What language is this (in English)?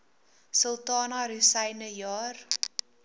Afrikaans